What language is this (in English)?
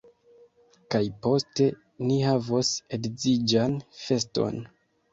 Esperanto